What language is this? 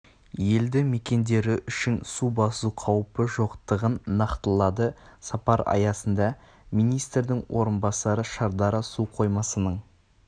Kazakh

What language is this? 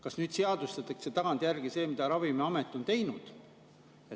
Estonian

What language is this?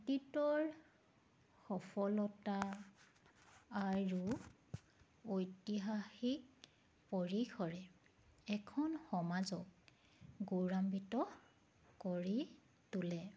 Assamese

